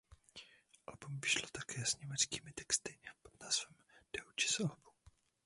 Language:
Czech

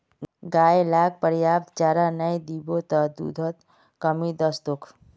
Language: Magahi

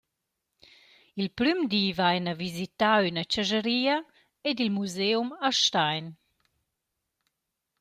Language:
Romansh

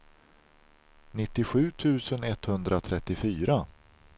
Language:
Swedish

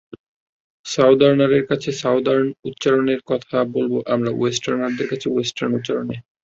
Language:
Bangla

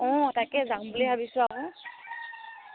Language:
Assamese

